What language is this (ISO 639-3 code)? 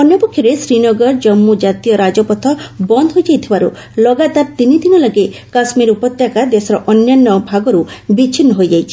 ori